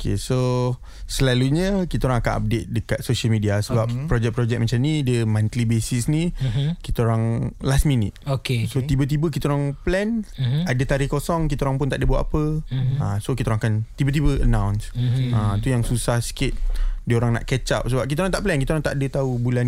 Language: Malay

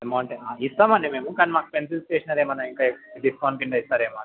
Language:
Telugu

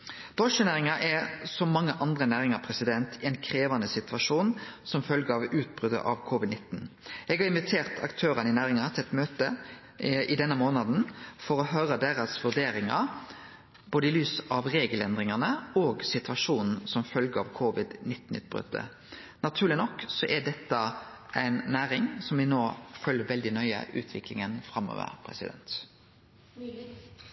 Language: Norwegian Nynorsk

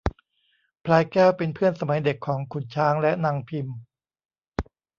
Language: Thai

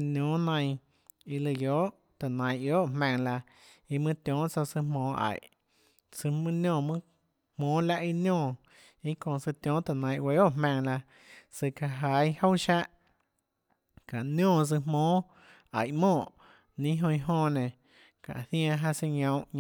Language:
Tlacoatzintepec Chinantec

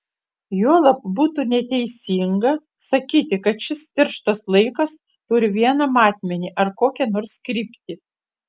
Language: Lithuanian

